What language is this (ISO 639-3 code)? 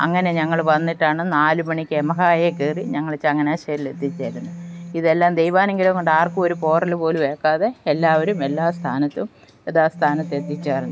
mal